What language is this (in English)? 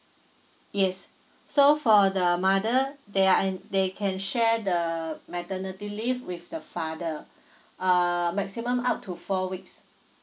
English